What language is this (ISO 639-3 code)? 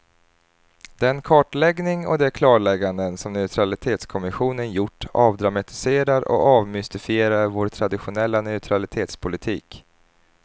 swe